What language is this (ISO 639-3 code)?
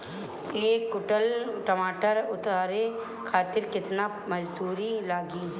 bho